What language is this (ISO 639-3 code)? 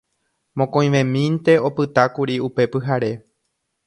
grn